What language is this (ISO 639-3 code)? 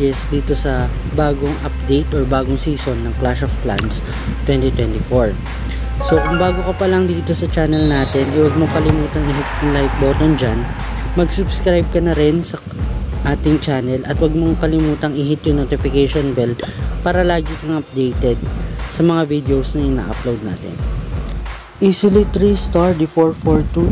fil